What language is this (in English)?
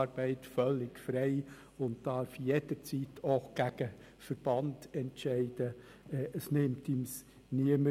Swiss German